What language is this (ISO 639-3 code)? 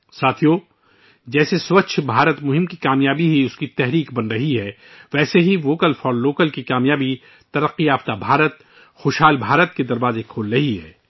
urd